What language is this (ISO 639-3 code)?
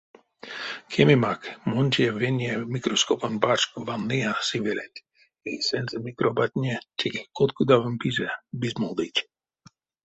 myv